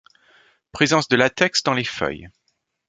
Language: French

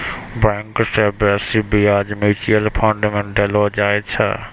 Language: Maithili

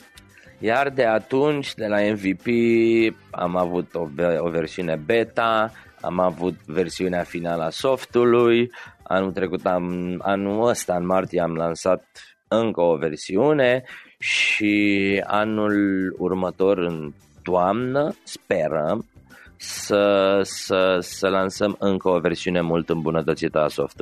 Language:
Romanian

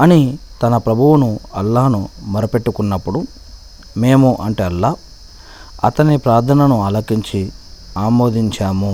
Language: Telugu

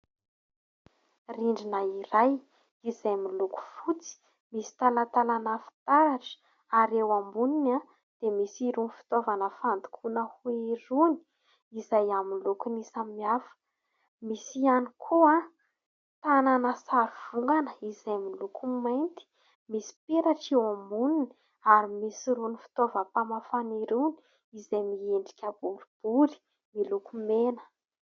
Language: Malagasy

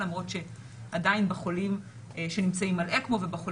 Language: Hebrew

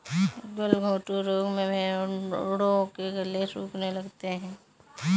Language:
Hindi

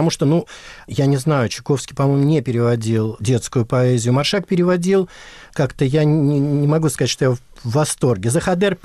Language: Russian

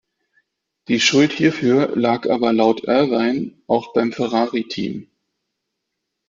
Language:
German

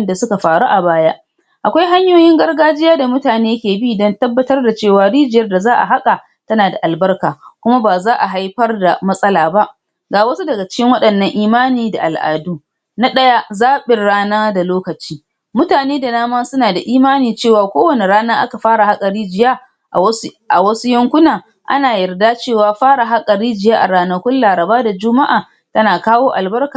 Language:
Hausa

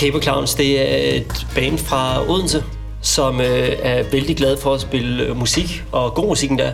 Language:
Danish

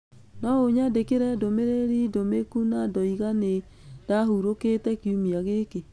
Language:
Kikuyu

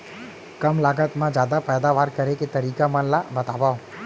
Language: Chhattisgarhi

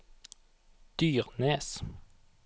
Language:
Norwegian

